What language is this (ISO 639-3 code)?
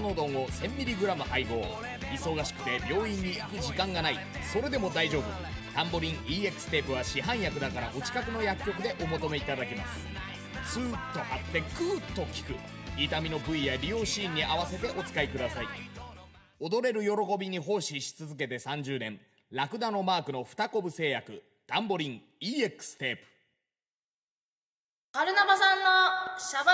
jpn